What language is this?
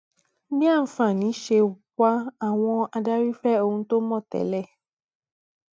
Yoruba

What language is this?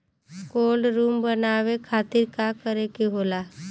Bhojpuri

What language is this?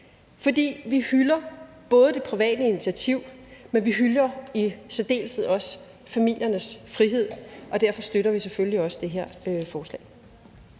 Danish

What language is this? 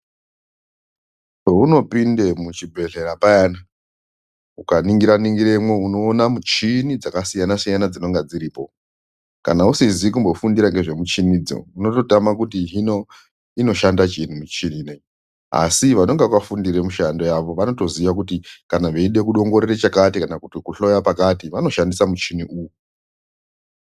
Ndau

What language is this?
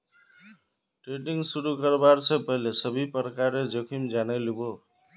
Magahi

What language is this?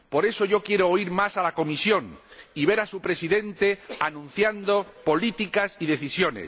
Spanish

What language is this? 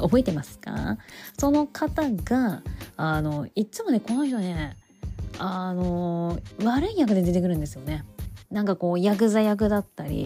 Japanese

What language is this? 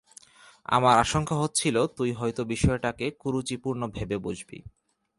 Bangla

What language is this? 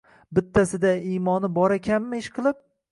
Uzbek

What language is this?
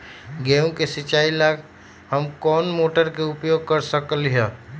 Magahi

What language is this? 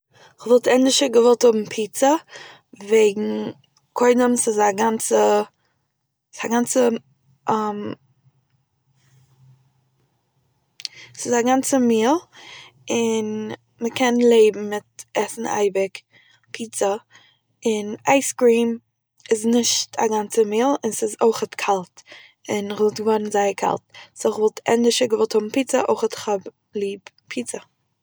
Yiddish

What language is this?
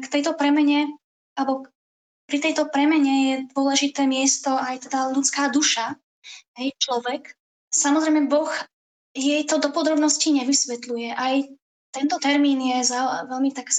Slovak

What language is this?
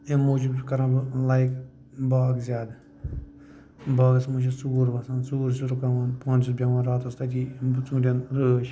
Kashmiri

